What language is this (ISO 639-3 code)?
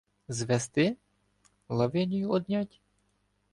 ukr